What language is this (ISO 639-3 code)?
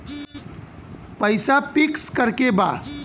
bho